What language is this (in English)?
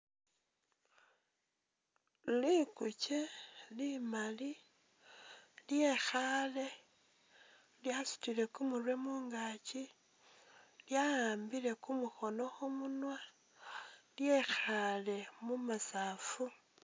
Masaaba